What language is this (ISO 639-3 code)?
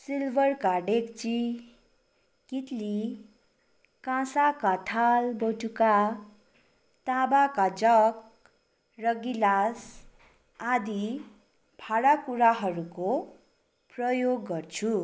nep